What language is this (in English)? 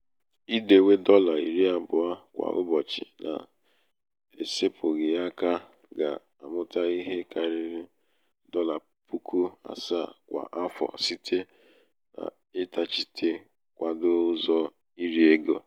Igbo